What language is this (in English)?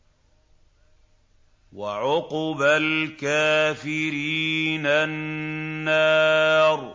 Arabic